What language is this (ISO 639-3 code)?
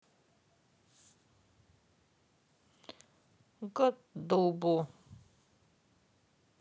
rus